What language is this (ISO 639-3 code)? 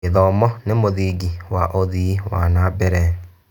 kik